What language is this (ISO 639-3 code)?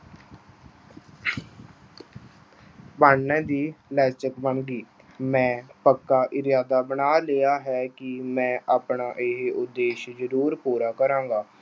pan